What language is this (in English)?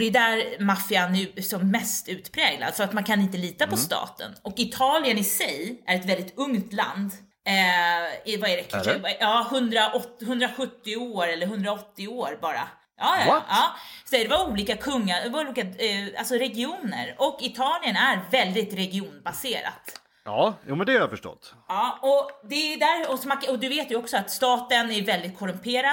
Swedish